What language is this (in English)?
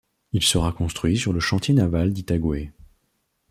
French